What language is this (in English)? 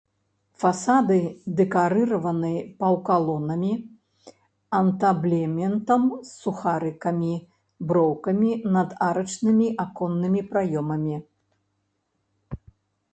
Belarusian